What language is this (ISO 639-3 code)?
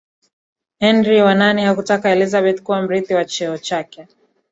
swa